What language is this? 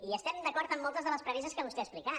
Catalan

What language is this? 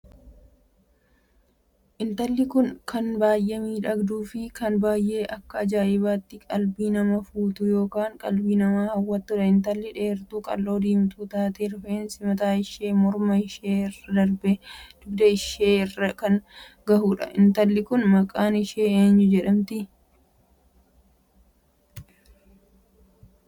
Oromo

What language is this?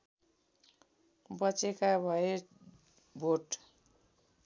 Nepali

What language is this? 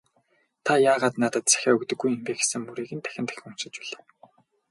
Mongolian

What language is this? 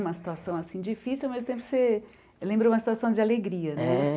Portuguese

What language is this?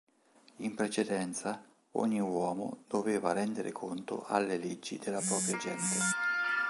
Italian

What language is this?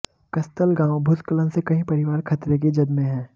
Hindi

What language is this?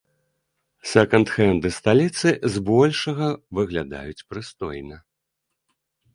Belarusian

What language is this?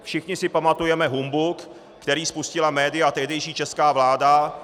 Czech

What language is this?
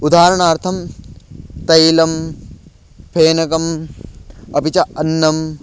Sanskrit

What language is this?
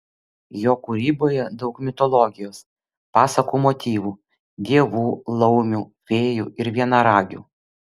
Lithuanian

